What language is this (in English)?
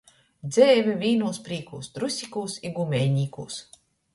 Latgalian